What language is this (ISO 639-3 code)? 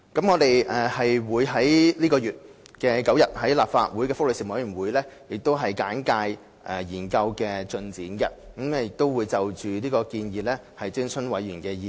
yue